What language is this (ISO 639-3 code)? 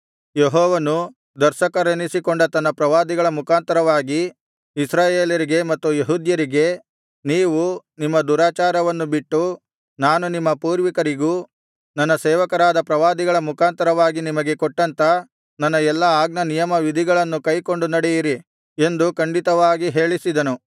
kan